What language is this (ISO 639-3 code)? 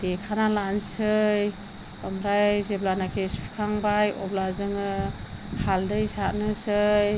brx